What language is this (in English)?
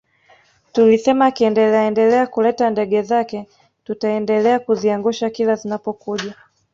Swahili